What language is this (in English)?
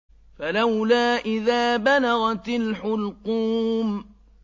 Arabic